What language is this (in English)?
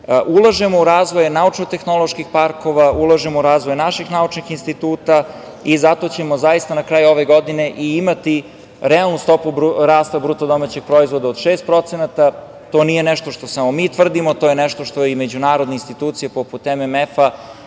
Serbian